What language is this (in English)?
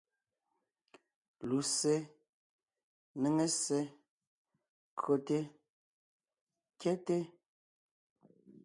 Ngiemboon